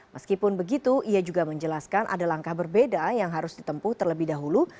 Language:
Indonesian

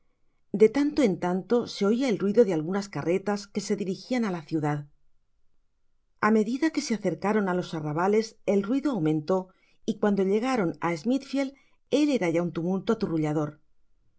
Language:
Spanish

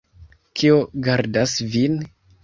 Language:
Esperanto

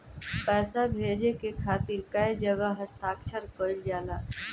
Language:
Bhojpuri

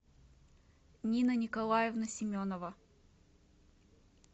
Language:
Russian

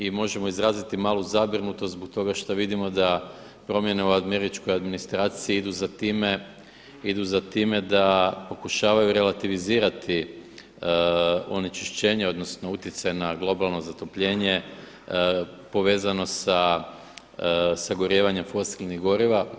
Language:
Croatian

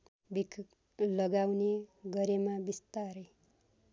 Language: Nepali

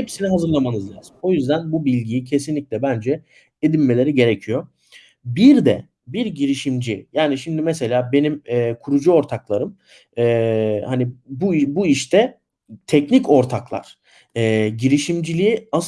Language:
Turkish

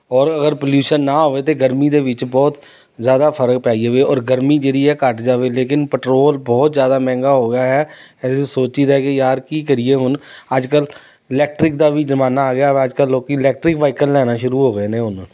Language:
Punjabi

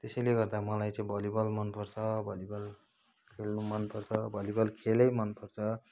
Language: Nepali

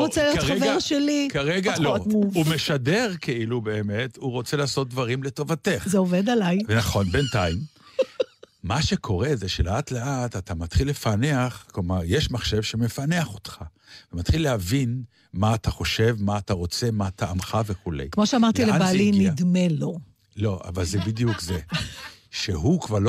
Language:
Hebrew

